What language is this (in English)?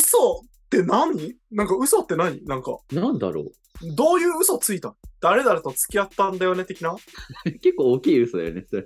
Japanese